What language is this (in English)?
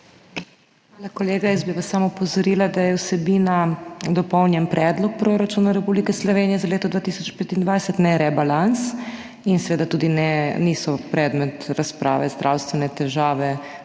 Slovenian